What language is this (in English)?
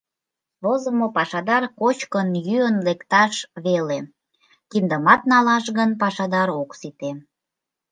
Mari